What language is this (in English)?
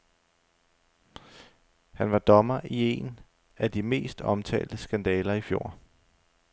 Danish